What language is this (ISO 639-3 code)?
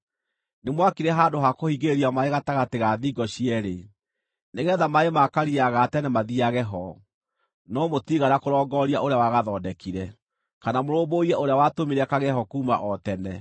kik